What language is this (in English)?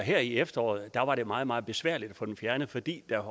Danish